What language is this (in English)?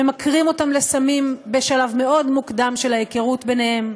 Hebrew